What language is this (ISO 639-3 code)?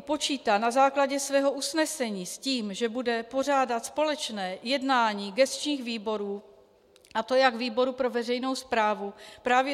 ces